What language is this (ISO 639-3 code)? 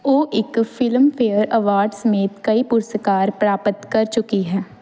pan